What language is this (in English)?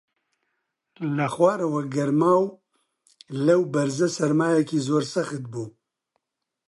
Central Kurdish